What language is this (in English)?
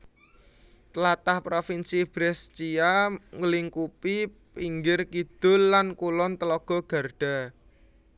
Javanese